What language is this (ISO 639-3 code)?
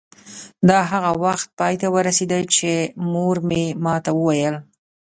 pus